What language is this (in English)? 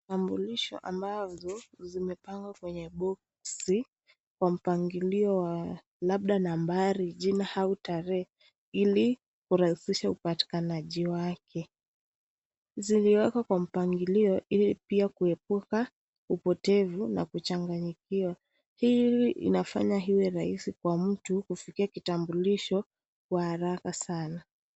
Swahili